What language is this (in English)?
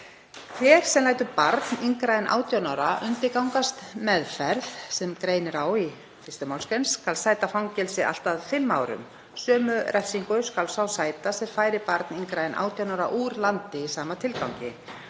Icelandic